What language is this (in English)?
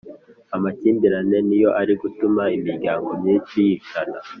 Kinyarwanda